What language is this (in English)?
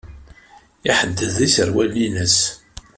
Kabyle